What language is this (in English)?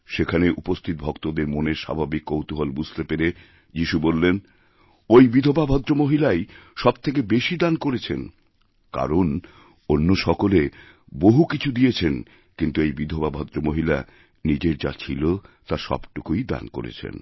Bangla